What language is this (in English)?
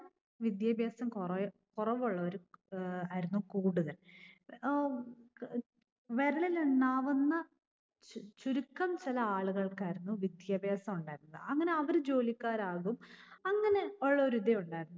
Malayalam